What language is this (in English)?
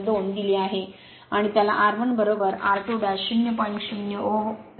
Marathi